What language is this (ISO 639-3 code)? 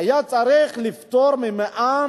heb